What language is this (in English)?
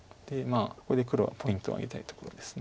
Japanese